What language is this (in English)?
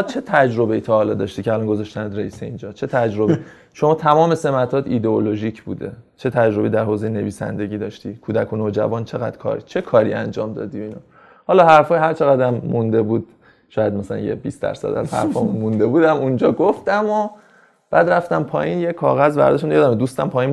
Persian